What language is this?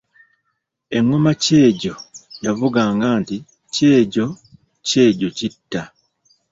Ganda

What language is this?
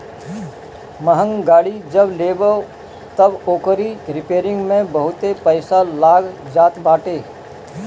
Bhojpuri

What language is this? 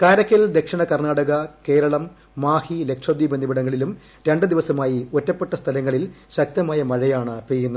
Malayalam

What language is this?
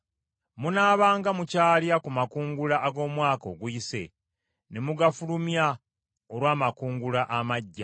Ganda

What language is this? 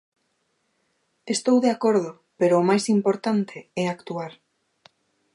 Galician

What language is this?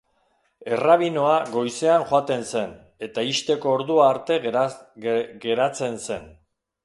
Basque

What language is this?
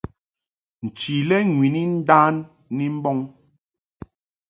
Mungaka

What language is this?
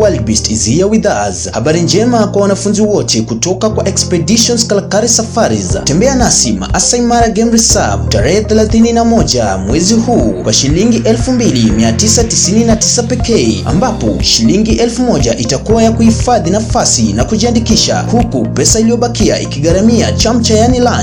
Swahili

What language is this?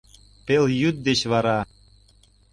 Mari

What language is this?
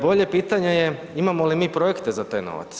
Croatian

